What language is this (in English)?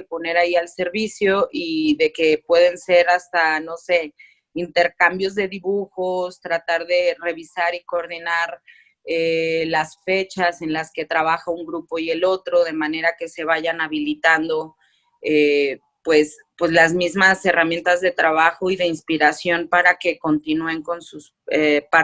Spanish